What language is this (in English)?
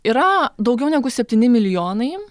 Lithuanian